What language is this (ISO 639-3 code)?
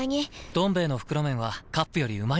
jpn